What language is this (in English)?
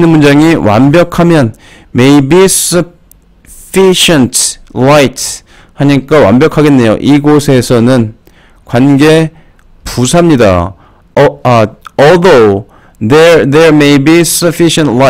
Korean